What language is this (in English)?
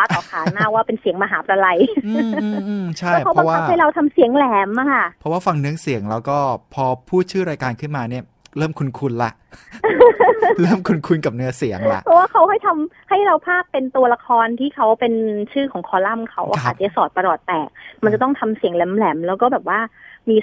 Thai